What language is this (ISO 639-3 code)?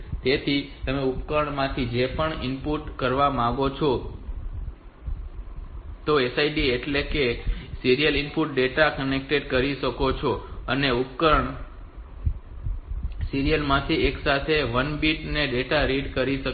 guj